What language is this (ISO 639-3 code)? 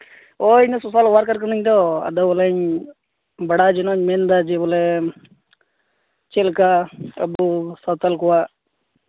sat